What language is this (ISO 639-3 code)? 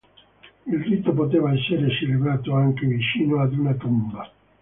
ita